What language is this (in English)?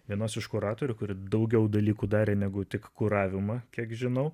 Lithuanian